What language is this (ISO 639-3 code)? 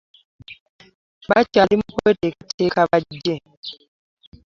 lug